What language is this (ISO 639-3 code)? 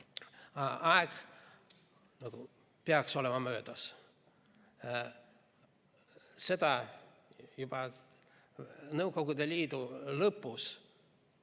est